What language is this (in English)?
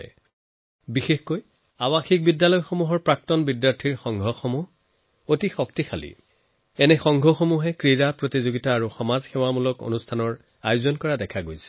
Assamese